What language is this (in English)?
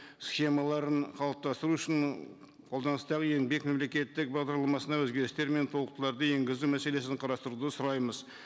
Kazakh